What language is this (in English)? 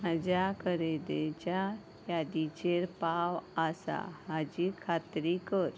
Konkani